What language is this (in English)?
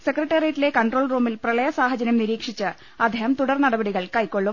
Malayalam